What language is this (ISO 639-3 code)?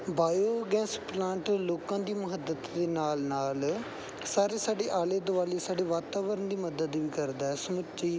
pan